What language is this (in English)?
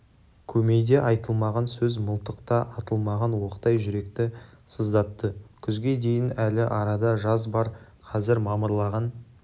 Kazakh